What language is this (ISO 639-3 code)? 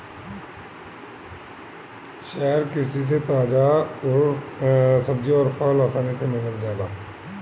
bho